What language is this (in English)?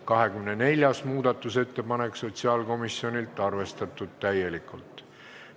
Estonian